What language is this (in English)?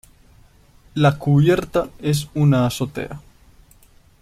Spanish